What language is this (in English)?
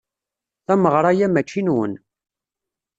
Kabyle